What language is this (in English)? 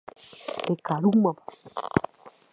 Guarani